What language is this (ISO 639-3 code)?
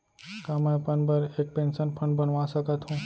hne